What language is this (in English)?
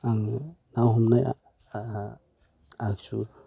Bodo